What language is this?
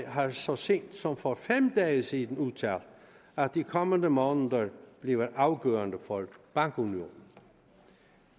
Danish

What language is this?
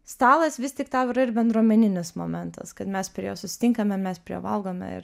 Lithuanian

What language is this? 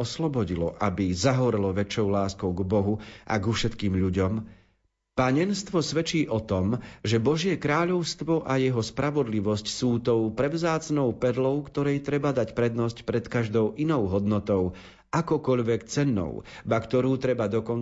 Slovak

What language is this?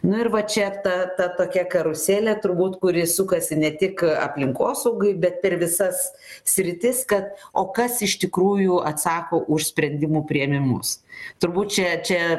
Lithuanian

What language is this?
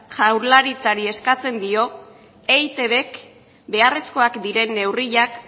Basque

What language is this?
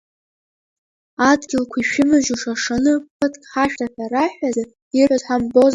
Abkhazian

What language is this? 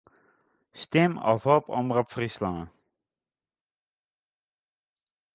Western Frisian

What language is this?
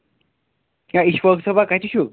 Kashmiri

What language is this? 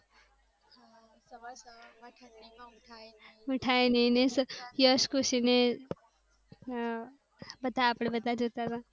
Gujarati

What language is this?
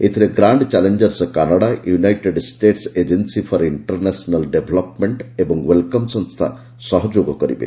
Odia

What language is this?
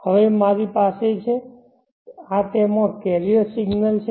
Gujarati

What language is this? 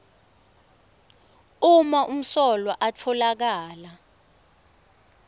Swati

